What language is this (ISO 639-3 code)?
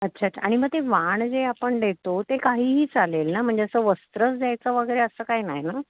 mar